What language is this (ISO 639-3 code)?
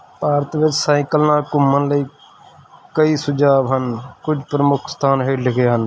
pan